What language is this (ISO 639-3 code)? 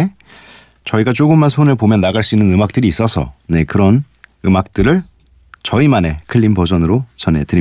kor